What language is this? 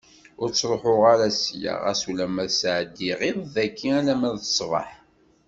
Kabyle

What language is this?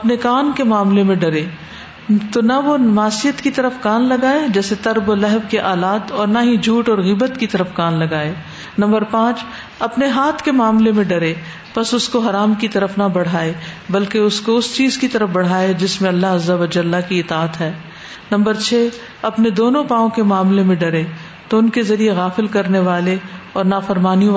Urdu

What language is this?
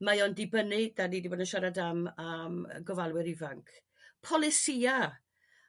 Welsh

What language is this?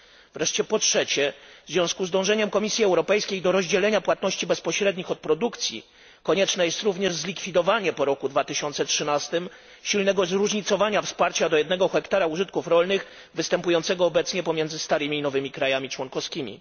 Polish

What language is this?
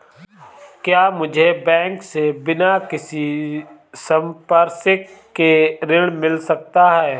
Hindi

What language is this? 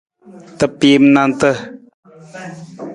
Nawdm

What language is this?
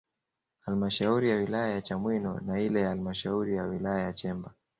Swahili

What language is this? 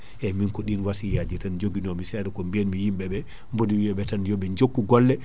Fula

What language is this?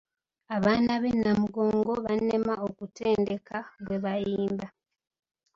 Ganda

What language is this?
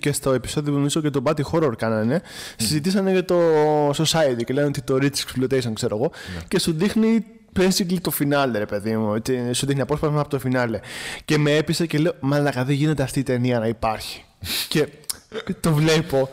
Greek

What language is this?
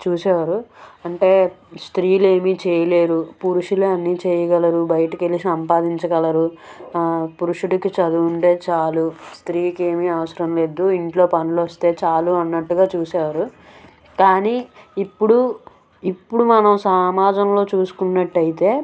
Telugu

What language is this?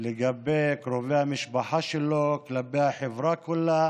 Hebrew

